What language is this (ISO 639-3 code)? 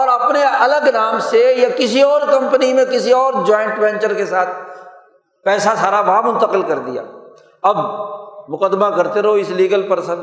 urd